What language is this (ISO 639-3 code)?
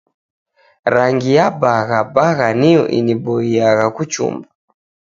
dav